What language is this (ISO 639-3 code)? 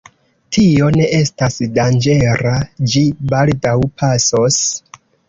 epo